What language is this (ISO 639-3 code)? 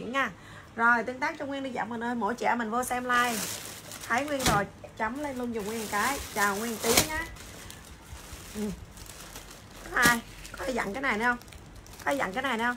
vie